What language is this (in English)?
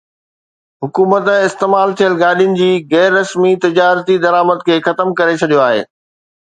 Sindhi